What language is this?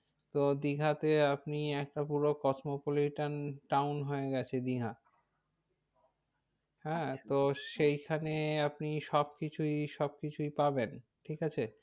Bangla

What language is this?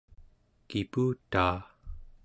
Central Yupik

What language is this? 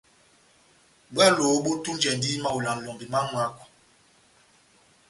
Batanga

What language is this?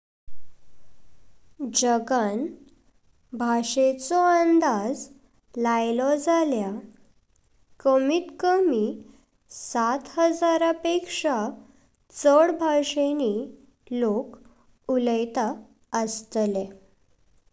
Konkani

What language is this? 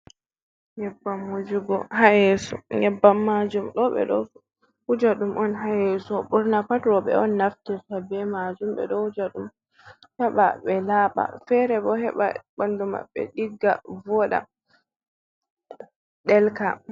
Fula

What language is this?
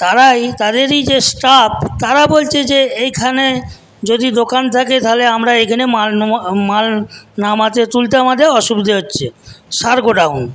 Bangla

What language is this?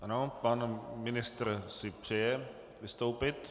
Czech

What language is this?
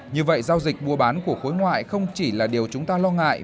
Vietnamese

